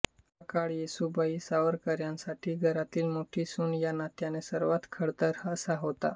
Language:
Marathi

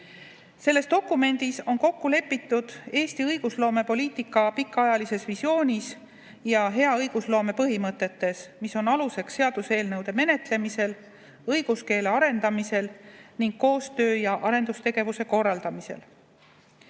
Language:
Estonian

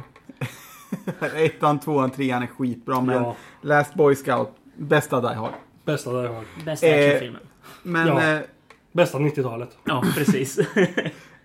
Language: Swedish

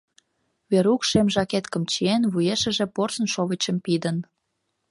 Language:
Mari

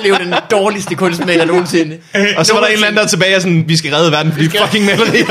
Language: Danish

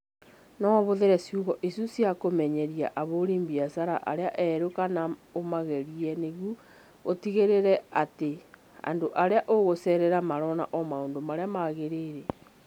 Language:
Kikuyu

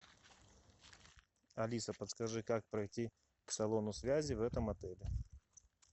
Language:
Russian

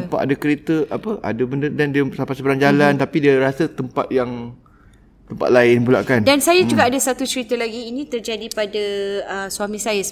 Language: Malay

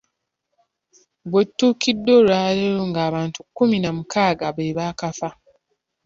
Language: Ganda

